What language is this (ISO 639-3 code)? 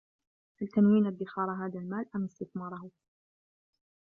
ara